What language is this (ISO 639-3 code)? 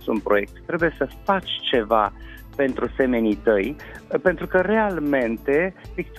ron